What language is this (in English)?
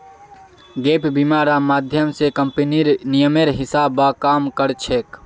Magahi